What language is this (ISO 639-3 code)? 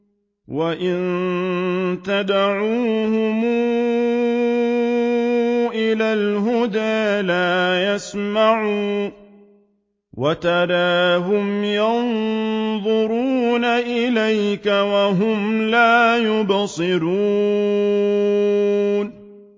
ara